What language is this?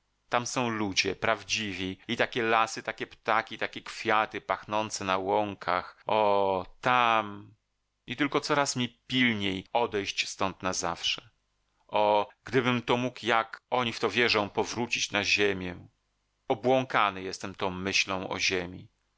Polish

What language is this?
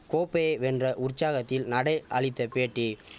Tamil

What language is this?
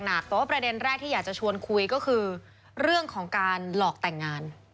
Thai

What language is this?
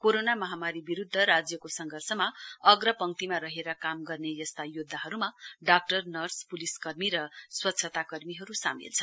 Nepali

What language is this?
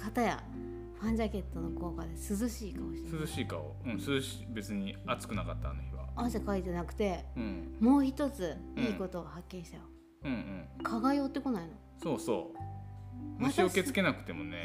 Japanese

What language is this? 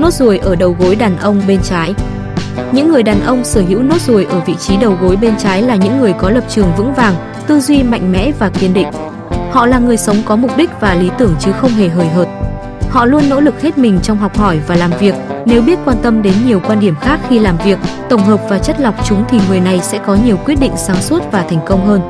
Vietnamese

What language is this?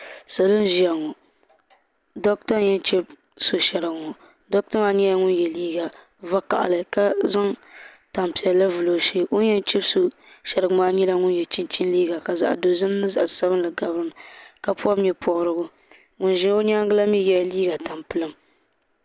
Dagbani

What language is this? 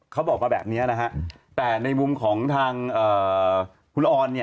Thai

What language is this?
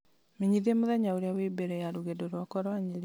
Kikuyu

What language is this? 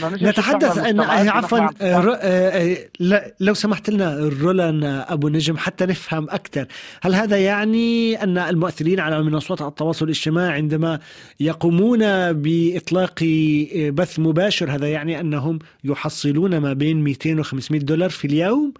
Arabic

